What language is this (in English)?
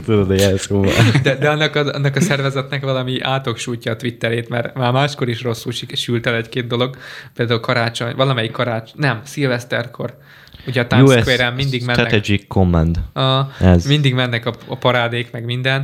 Hungarian